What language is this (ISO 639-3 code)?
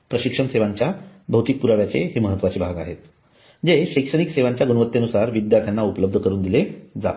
mar